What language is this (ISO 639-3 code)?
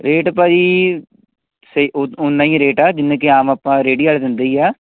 pan